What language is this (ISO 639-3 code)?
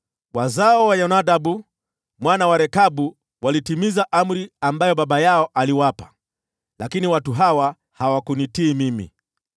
swa